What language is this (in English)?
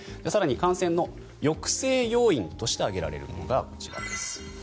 Japanese